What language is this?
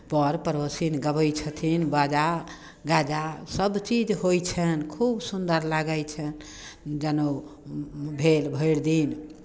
Maithili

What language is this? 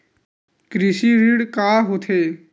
Chhattisgarhi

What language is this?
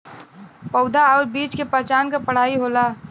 Bhojpuri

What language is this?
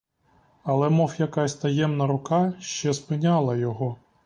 Ukrainian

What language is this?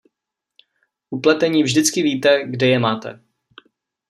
Czech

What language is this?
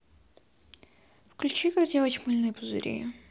Russian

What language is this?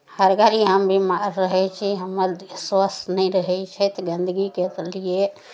Maithili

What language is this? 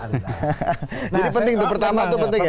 Indonesian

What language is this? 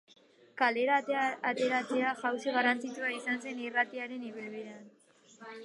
Basque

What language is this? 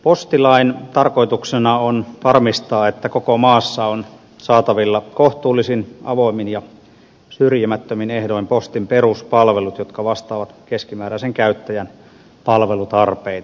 Finnish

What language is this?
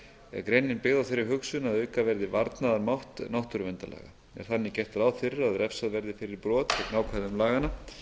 Icelandic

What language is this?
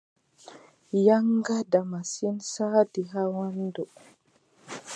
Adamawa Fulfulde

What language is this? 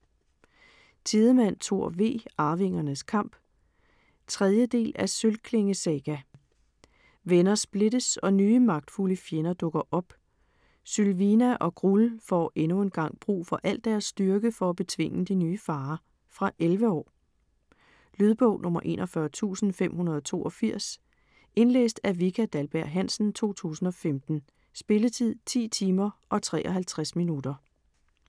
Danish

